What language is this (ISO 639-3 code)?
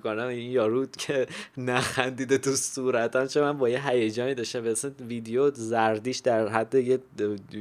fas